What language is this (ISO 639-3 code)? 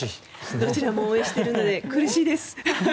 jpn